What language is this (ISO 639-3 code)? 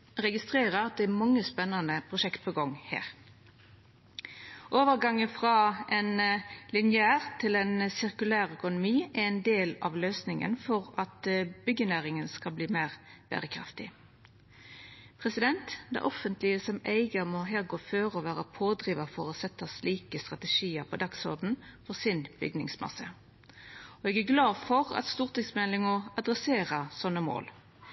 nno